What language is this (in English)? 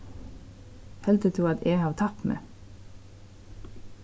Faroese